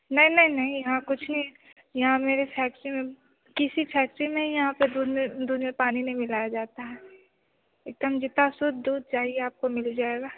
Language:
Hindi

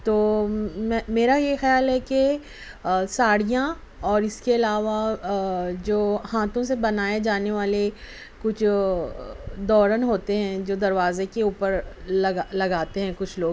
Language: Urdu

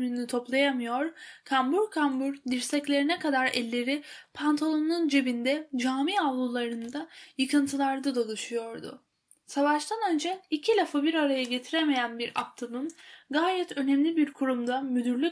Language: Turkish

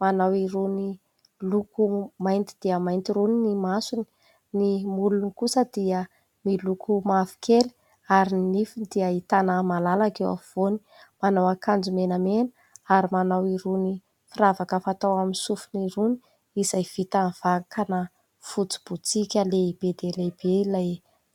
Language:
Malagasy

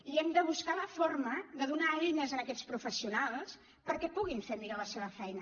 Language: Catalan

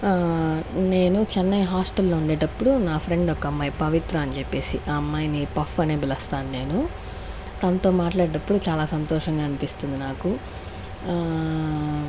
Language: Telugu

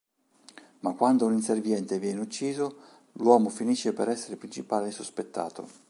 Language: Italian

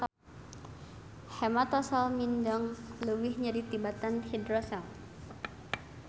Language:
Sundanese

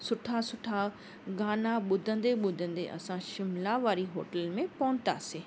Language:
Sindhi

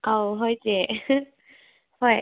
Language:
Manipuri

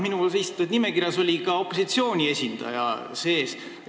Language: Estonian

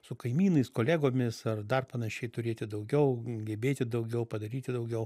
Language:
Lithuanian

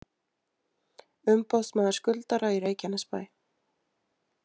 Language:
Icelandic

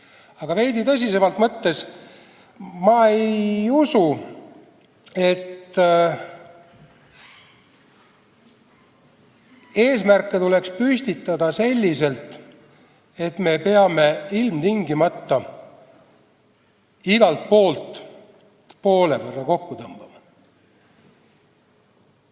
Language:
Estonian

